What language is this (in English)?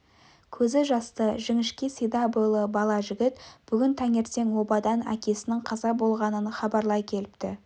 Kazakh